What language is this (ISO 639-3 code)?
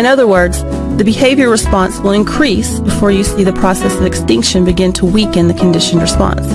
eng